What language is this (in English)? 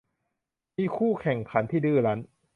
Thai